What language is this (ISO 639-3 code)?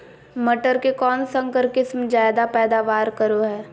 mag